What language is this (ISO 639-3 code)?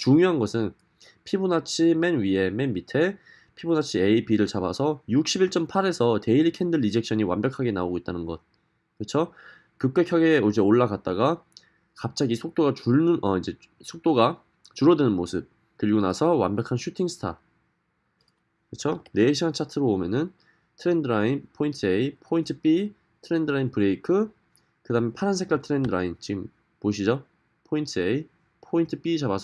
kor